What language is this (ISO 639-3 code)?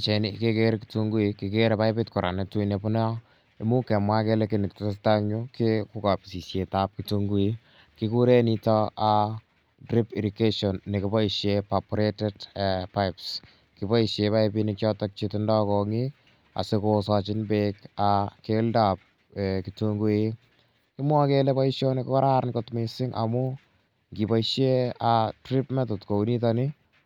kln